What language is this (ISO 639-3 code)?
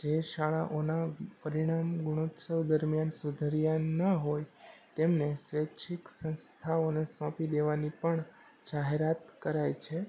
guj